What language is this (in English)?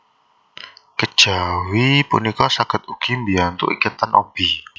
Javanese